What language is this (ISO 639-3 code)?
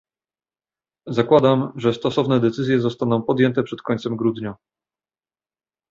pol